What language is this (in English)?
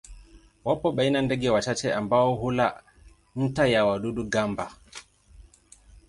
Swahili